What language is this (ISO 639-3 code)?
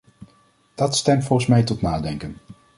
nld